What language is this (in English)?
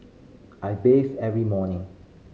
English